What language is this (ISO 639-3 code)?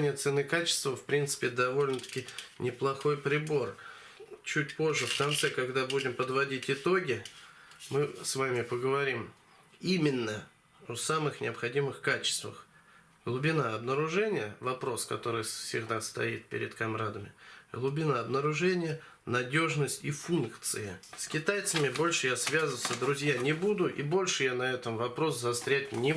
rus